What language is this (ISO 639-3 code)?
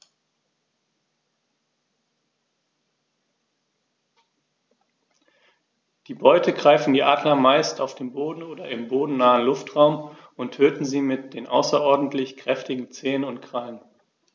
deu